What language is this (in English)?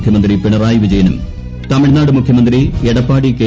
Malayalam